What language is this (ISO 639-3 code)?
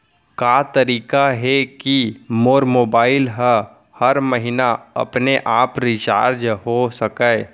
hne